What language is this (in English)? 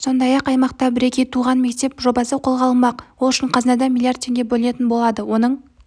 Kazakh